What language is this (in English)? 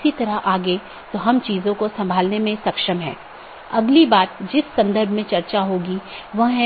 Hindi